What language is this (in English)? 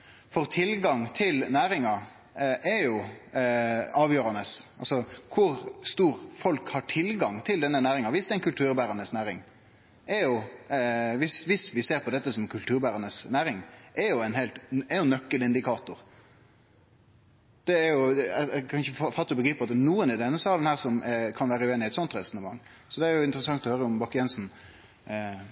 Norwegian Nynorsk